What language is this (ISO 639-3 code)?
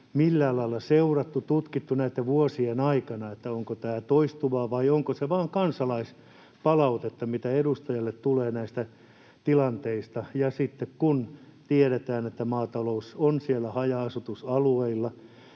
fin